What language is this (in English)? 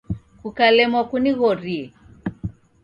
Taita